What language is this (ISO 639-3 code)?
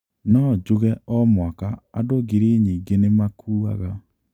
kik